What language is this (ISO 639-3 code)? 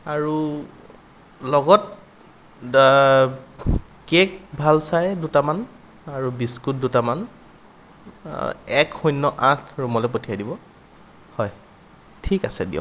asm